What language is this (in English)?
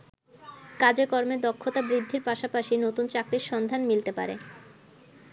Bangla